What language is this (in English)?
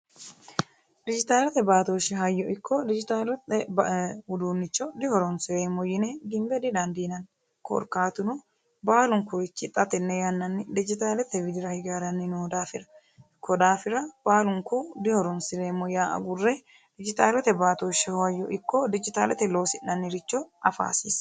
Sidamo